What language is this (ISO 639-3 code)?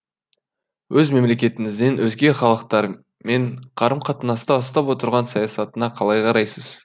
kaz